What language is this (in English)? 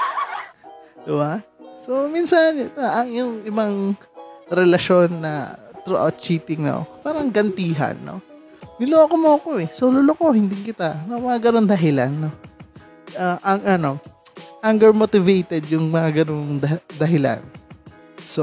Filipino